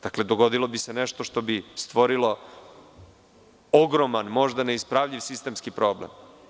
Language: Serbian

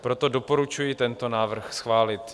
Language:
Czech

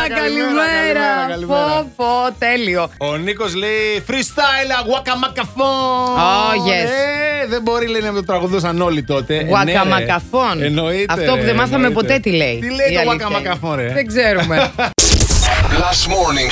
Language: Greek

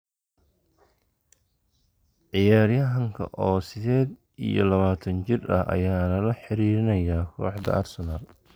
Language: Somali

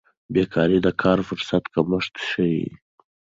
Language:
Pashto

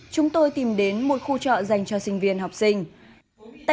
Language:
Vietnamese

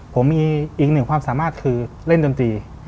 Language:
Thai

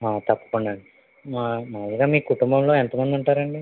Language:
Telugu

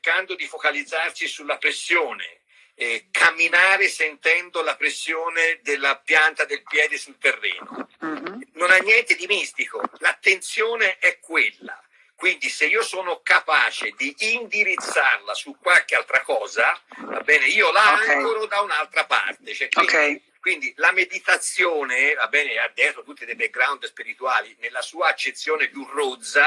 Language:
Italian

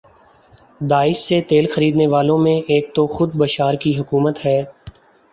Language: Urdu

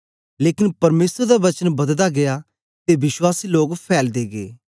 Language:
Dogri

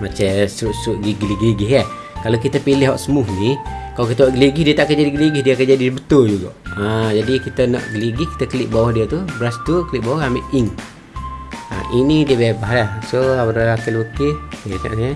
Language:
Malay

